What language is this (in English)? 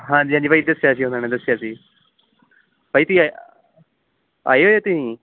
Punjabi